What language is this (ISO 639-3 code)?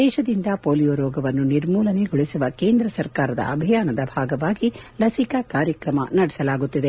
kan